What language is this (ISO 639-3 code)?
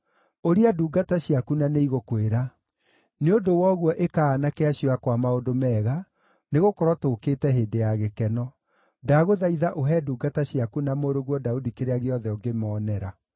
kik